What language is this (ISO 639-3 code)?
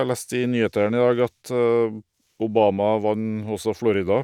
nor